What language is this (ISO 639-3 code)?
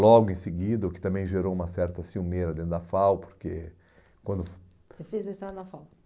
por